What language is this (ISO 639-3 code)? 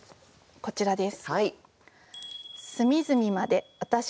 jpn